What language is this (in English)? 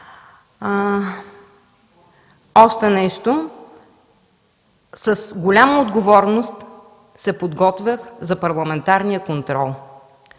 Bulgarian